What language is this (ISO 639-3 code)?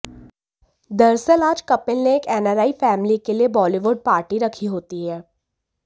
hin